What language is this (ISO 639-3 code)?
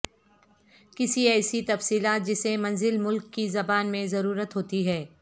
urd